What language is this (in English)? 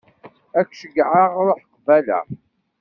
Kabyle